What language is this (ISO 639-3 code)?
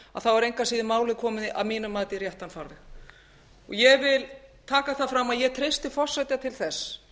isl